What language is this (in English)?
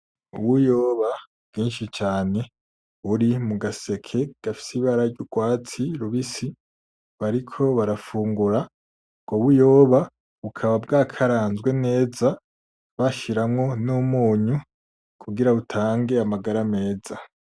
Rundi